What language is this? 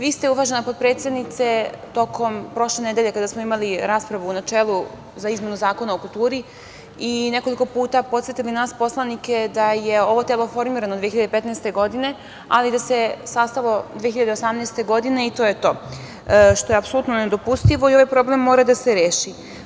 Serbian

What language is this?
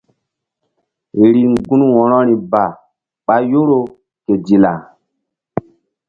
Mbum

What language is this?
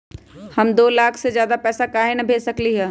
Magahi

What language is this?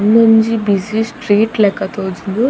Tulu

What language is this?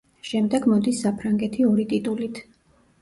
Georgian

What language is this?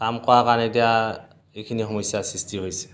Assamese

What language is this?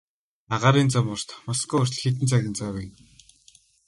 Mongolian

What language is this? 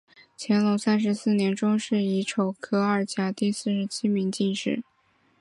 Chinese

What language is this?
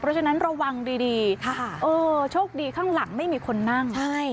Thai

